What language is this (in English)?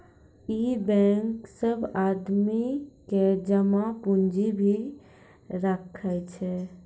Maithili